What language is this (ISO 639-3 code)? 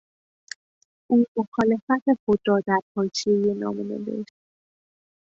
fas